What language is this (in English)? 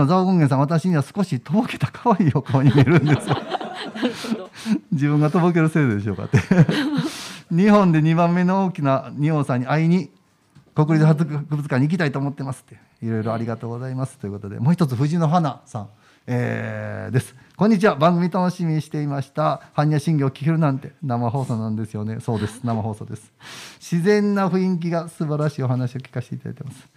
Japanese